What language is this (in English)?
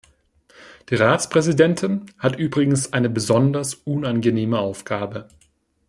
German